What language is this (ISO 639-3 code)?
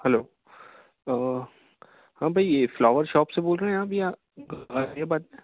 urd